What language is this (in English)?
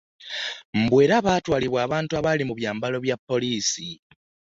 Ganda